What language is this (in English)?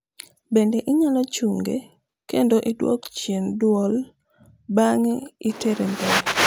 Luo (Kenya and Tanzania)